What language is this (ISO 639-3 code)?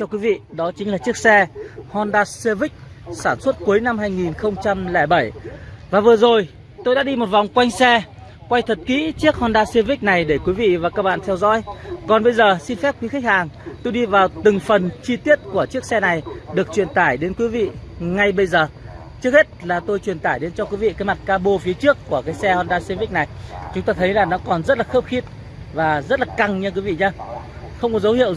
vie